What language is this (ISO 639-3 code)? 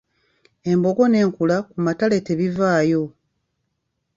lug